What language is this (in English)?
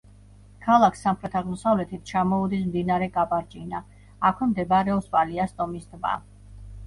Georgian